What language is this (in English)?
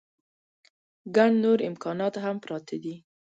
Pashto